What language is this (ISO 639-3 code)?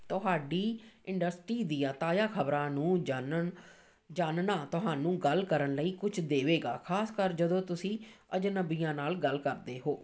pan